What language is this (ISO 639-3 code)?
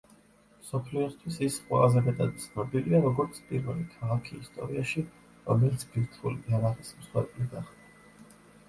kat